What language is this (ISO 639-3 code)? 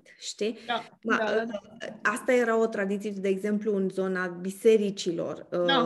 ron